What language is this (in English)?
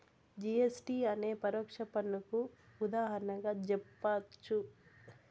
Telugu